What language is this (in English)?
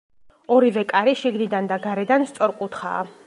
Georgian